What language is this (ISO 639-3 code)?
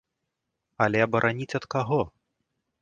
bel